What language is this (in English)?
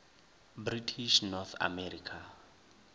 Northern Sotho